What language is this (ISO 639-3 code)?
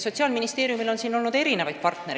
est